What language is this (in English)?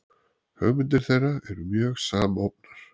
Icelandic